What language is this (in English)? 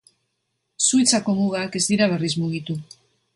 Basque